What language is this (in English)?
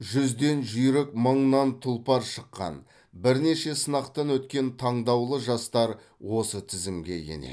Kazakh